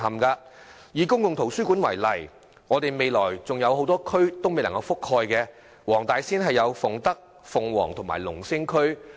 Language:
Cantonese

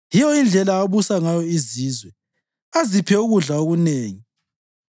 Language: North Ndebele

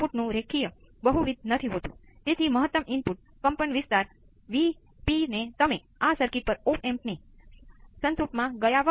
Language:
Gujarati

